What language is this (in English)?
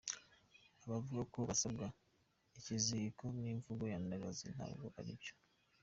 Kinyarwanda